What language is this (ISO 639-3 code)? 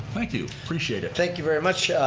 eng